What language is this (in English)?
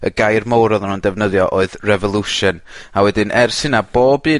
Welsh